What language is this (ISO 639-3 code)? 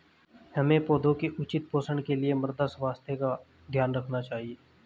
hin